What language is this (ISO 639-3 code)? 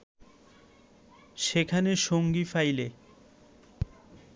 ben